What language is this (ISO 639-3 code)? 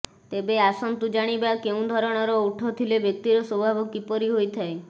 ori